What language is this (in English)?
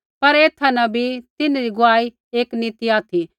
Kullu Pahari